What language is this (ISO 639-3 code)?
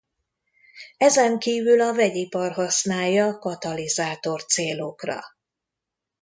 hun